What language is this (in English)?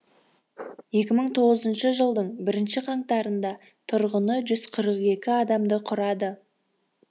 Kazakh